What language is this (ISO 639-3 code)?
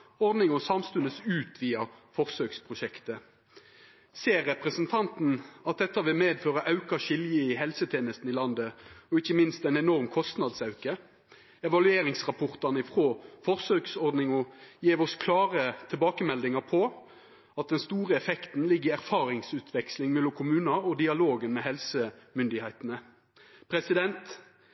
nno